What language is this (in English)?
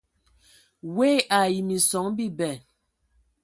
Ewondo